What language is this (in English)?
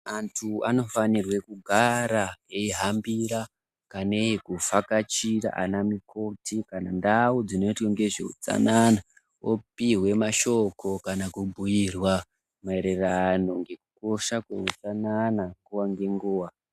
Ndau